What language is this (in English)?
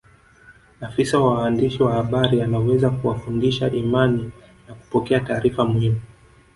Swahili